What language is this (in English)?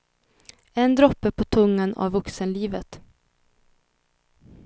Swedish